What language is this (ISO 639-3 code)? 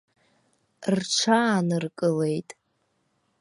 abk